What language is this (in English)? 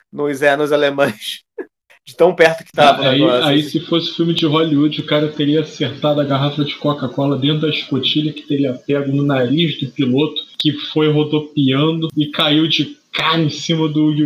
Portuguese